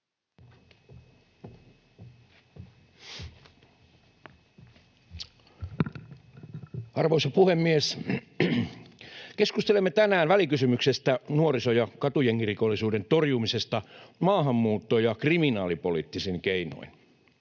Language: Finnish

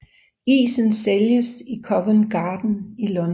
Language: Danish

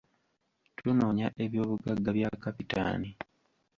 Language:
Ganda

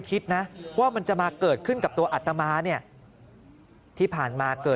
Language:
Thai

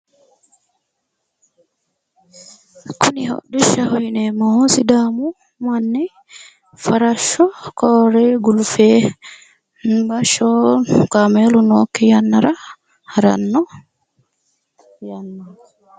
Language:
Sidamo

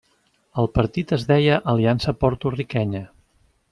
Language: Catalan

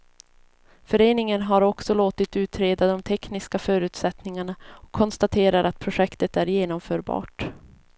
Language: Swedish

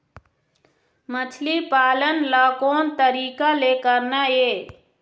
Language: Chhattisgarhi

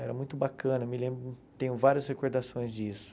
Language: Portuguese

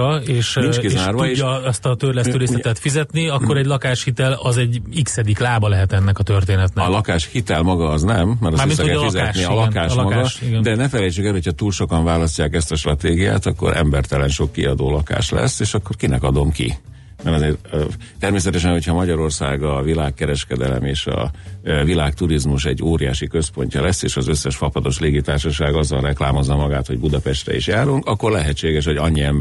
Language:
Hungarian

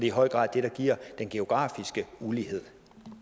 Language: Danish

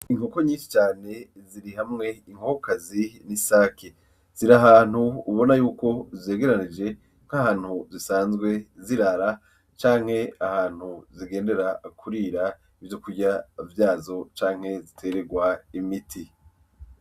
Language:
Rundi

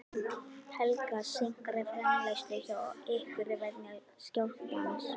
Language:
Icelandic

